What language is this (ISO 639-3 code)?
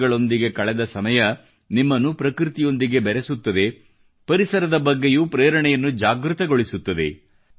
kan